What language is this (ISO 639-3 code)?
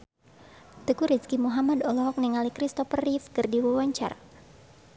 sun